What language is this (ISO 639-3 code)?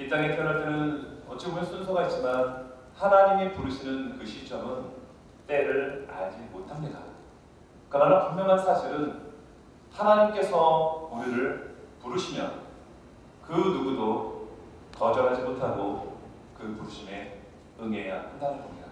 kor